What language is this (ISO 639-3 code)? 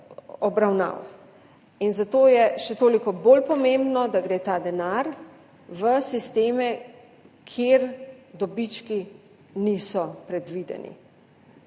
slv